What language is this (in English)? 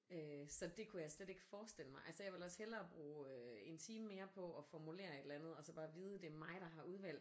Danish